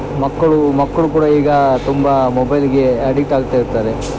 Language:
Kannada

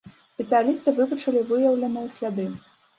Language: Belarusian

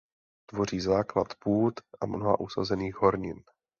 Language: Czech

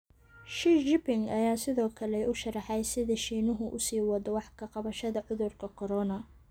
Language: Somali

